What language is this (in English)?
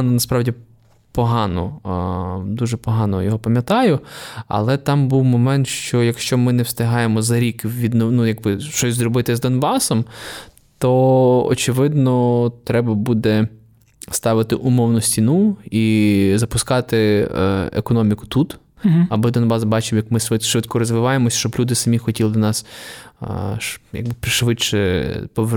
Ukrainian